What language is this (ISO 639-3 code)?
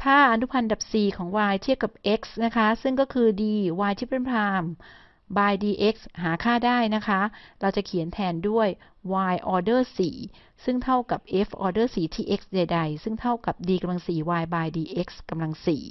tha